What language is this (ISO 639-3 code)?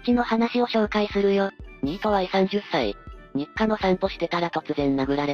jpn